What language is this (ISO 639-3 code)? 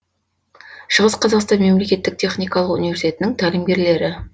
kaz